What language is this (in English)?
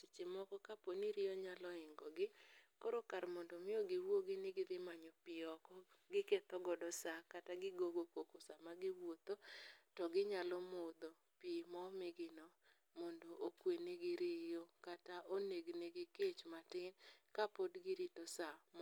Luo (Kenya and Tanzania)